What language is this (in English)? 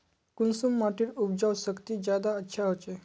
Magahi